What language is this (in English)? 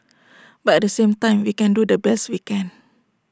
English